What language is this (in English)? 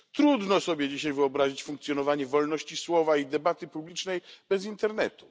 Polish